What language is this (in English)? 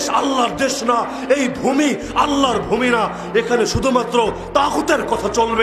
Arabic